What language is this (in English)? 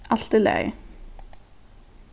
Faroese